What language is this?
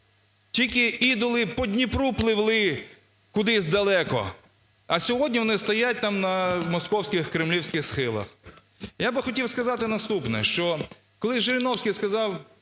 Ukrainian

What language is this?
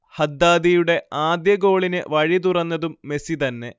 Malayalam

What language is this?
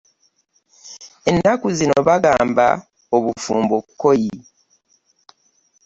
Ganda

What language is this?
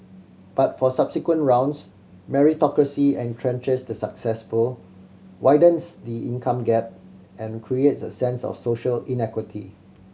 English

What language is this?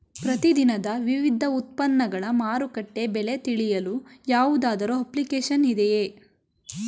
Kannada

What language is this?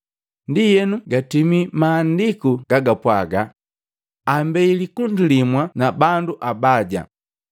Matengo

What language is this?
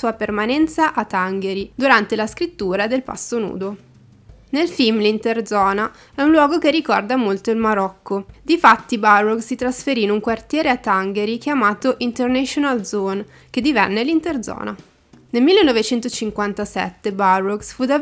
Italian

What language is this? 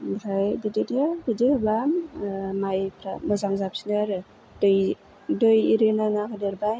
Bodo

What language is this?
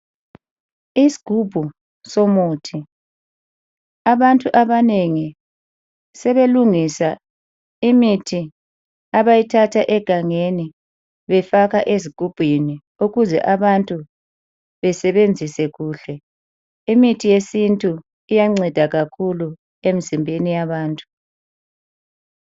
North Ndebele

